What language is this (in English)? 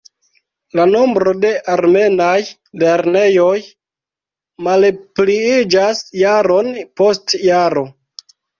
Esperanto